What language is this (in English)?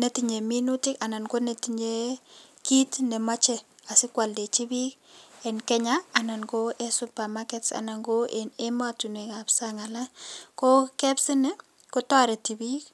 Kalenjin